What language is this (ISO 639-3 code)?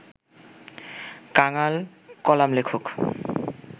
ben